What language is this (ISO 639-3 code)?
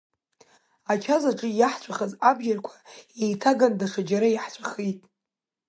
abk